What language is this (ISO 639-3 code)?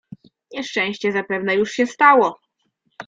pol